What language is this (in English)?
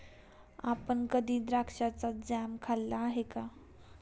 Marathi